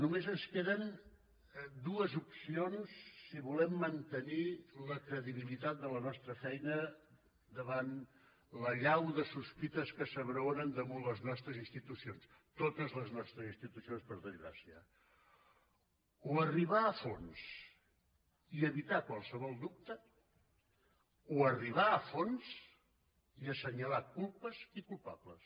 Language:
Catalan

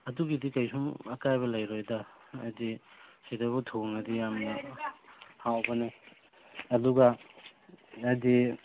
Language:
Manipuri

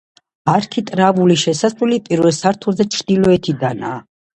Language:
Georgian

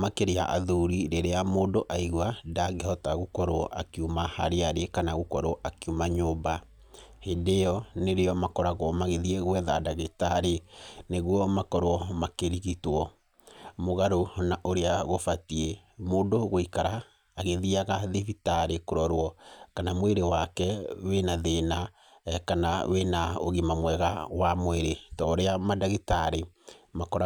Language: Kikuyu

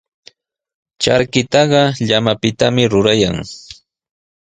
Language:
Sihuas Ancash Quechua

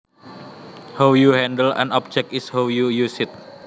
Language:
Javanese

